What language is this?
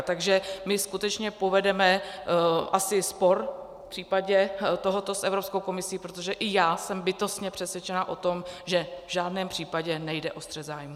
Czech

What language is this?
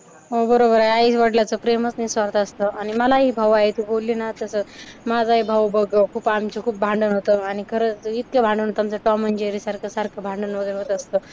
Marathi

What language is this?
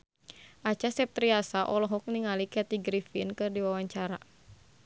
Sundanese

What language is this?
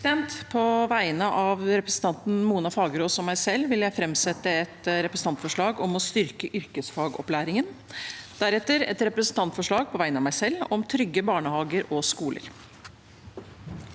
Norwegian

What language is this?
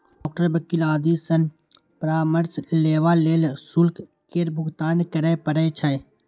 Maithili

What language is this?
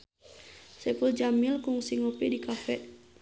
Sundanese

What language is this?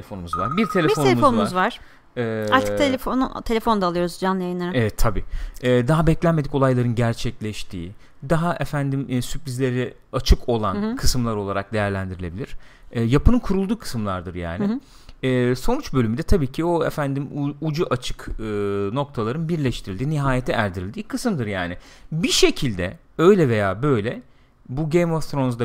Turkish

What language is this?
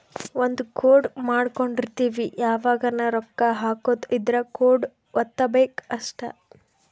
Kannada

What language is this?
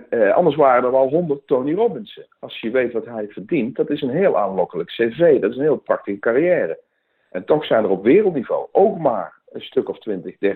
Dutch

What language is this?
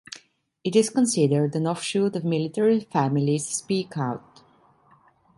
English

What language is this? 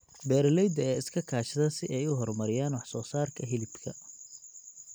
Somali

